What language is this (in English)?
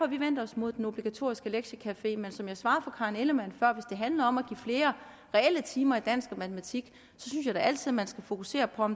Danish